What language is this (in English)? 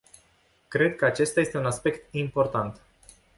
Romanian